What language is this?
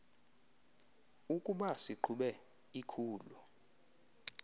Xhosa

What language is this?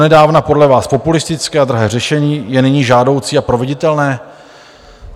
Czech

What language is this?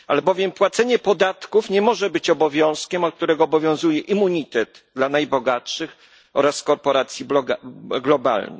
Polish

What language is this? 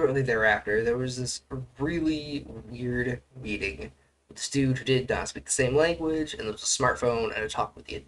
English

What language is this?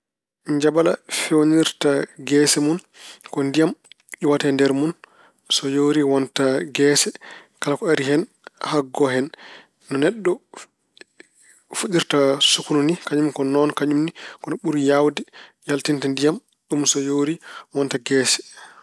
Fula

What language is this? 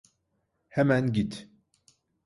Turkish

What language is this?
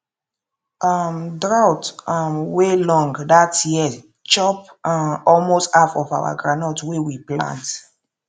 Nigerian Pidgin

